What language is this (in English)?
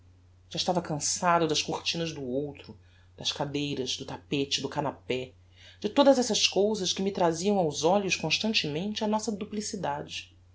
Portuguese